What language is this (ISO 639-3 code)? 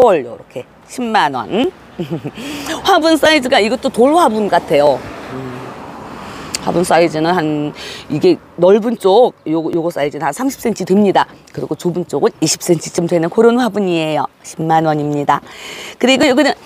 kor